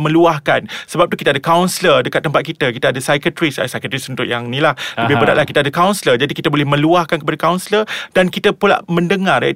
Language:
Malay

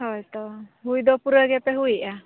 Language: Santali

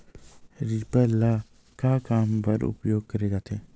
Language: Chhattisgarhi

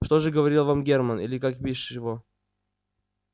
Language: Russian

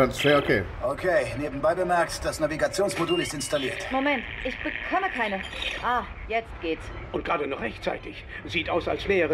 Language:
German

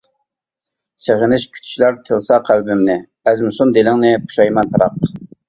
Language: Uyghur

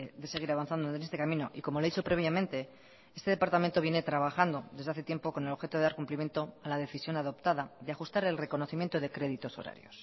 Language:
Spanish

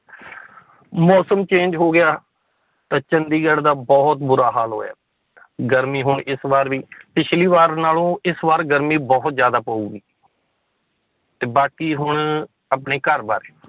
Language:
Punjabi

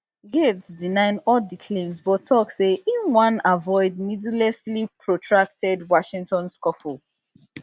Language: Nigerian Pidgin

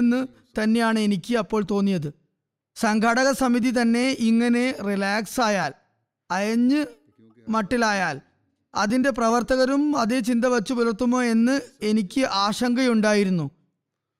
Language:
Malayalam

